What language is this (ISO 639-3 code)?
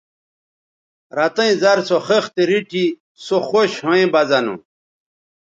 btv